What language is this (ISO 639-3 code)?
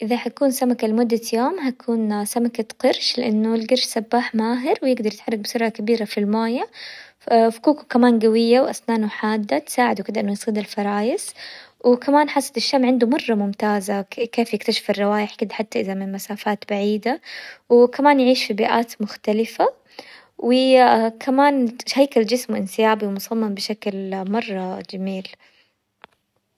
acw